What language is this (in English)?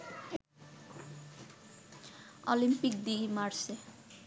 Bangla